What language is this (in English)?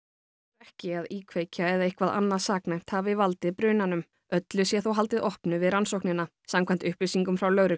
Icelandic